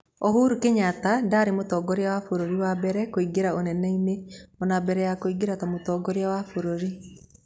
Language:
Kikuyu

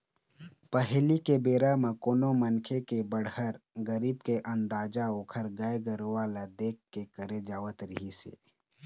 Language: Chhattisgarhi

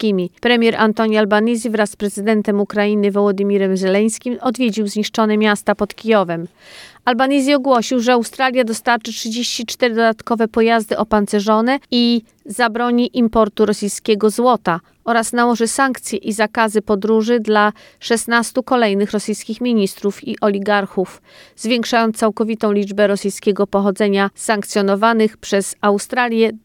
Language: Polish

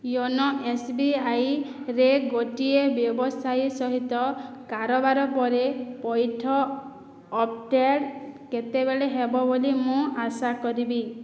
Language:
Odia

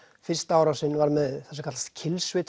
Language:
Icelandic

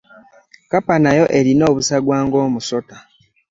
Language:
Ganda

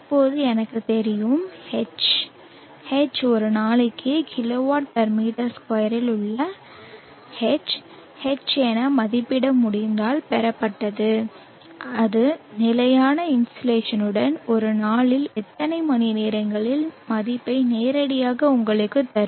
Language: Tamil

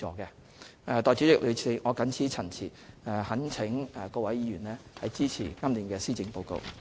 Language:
Cantonese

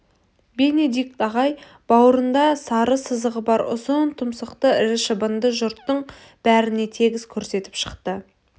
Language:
Kazakh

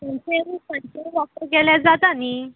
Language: Konkani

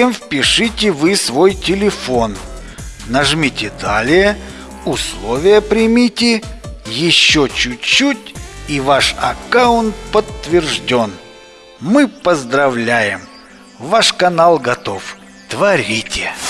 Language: Russian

